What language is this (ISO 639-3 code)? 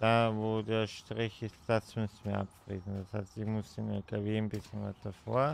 deu